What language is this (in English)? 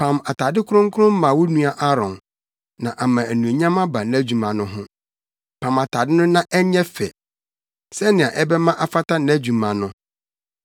Akan